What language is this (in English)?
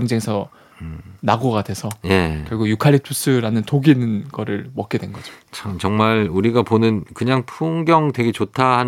Korean